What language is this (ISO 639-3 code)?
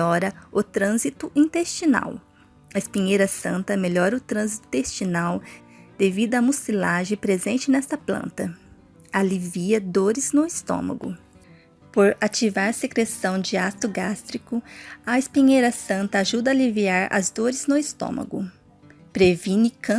por